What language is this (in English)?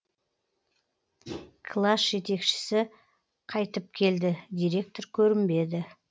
Kazakh